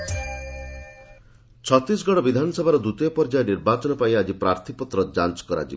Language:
Odia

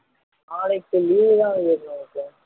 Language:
Tamil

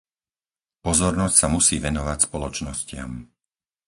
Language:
Slovak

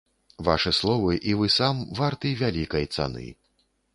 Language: Belarusian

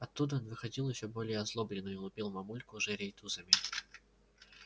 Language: Russian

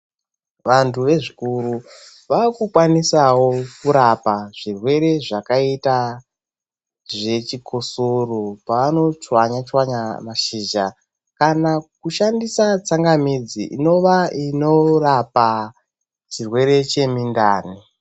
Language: Ndau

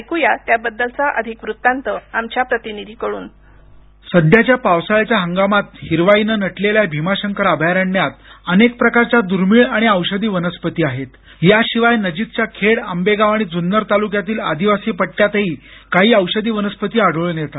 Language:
Marathi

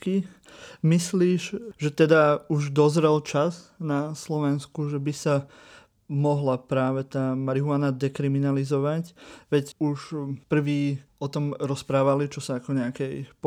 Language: Slovak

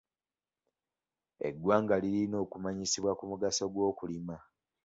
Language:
Ganda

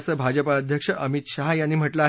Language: Marathi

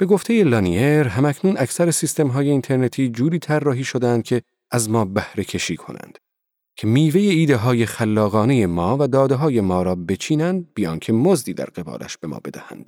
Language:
Persian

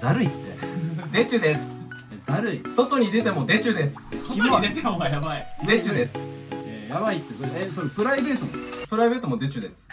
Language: Japanese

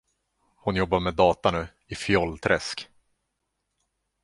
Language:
Swedish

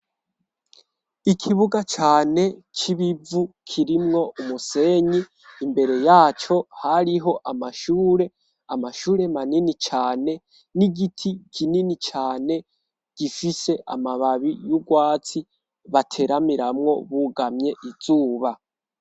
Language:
Rundi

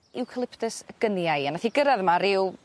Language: Welsh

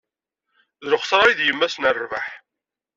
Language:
Kabyle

